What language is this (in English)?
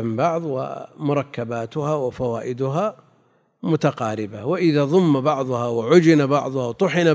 Arabic